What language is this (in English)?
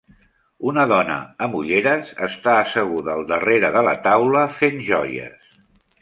Catalan